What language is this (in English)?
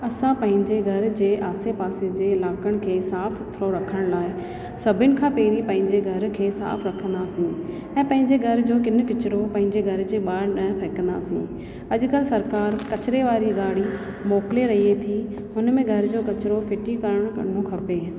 Sindhi